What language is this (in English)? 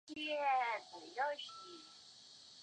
Chinese